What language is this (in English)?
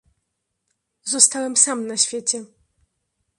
Polish